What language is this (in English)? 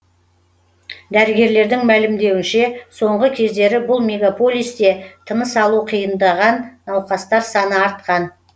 Kazakh